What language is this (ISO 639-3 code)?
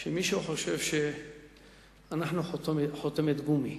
heb